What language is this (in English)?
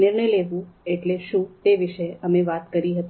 Gujarati